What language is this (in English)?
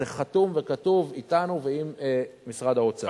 Hebrew